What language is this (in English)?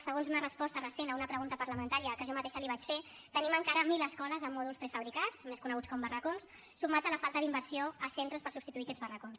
Catalan